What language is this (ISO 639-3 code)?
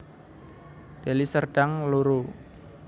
jav